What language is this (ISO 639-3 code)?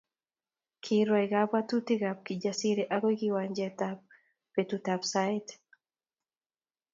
kln